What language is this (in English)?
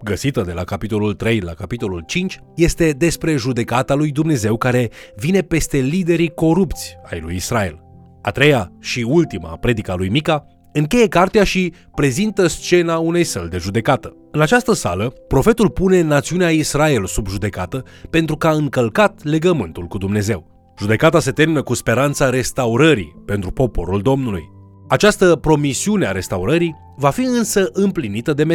Romanian